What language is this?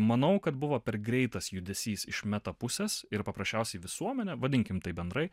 Lithuanian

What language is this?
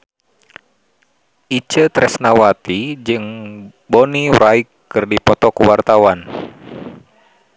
Sundanese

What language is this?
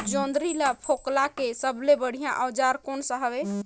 Chhattisgarhi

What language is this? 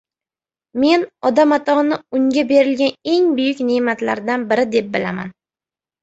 Uzbek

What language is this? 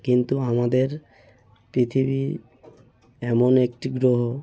Bangla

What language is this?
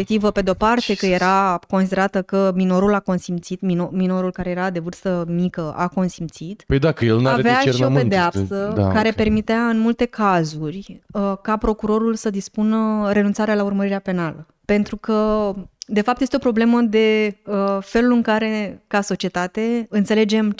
Romanian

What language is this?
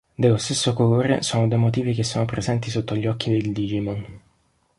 Italian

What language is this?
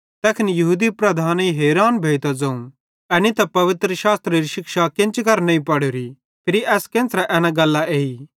Bhadrawahi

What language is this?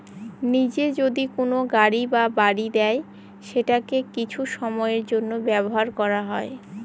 Bangla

